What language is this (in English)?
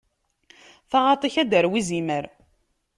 Kabyle